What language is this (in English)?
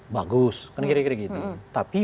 Indonesian